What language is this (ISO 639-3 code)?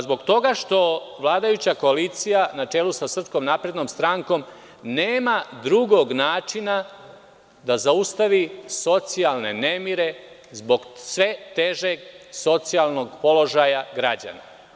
srp